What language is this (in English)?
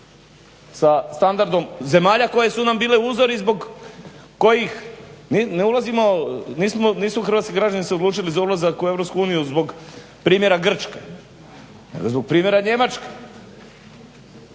Croatian